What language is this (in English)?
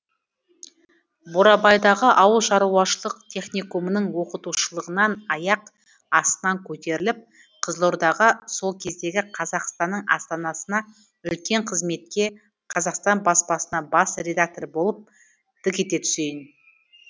Kazakh